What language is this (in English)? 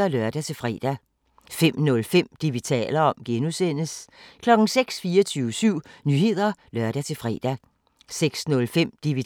Danish